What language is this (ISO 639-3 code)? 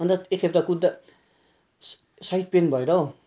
nep